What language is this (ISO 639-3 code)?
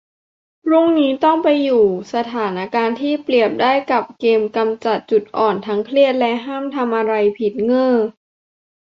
tha